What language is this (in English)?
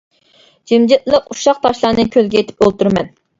Uyghur